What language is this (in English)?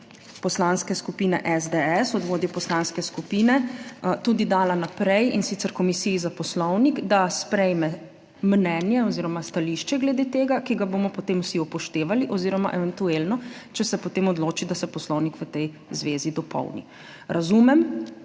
Slovenian